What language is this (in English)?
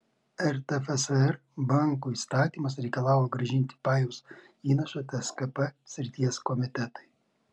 Lithuanian